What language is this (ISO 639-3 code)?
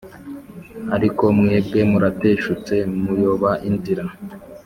kin